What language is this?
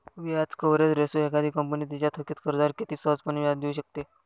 Marathi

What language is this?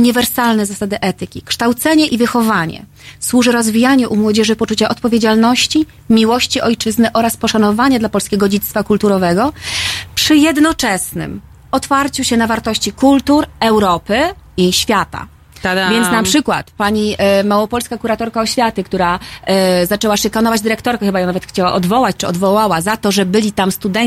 Polish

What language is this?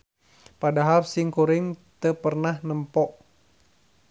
Sundanese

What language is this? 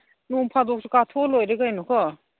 Manipuri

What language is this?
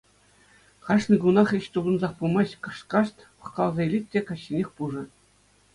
Chuvash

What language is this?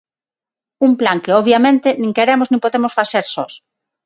Galician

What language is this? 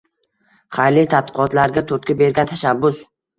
Uzbek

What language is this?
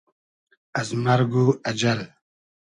Hazaragi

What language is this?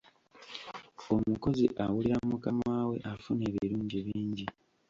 Ganda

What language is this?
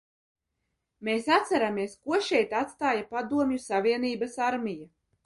Latvian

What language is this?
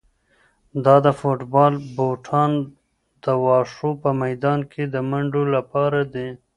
Pashto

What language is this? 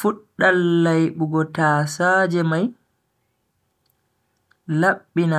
Bagirmi Fulfulde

